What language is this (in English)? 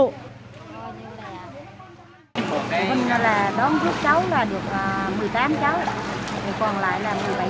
Vietnamese